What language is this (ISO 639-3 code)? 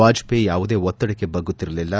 kan